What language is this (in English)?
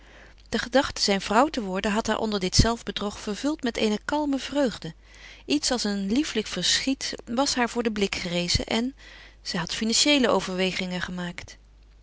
Dutch